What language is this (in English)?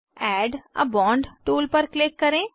Hindi